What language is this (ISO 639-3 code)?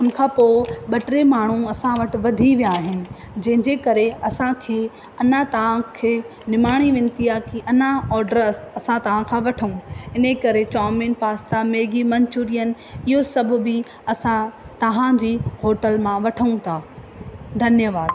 snd